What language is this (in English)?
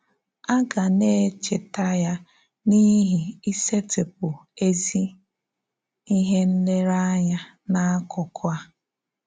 Igbo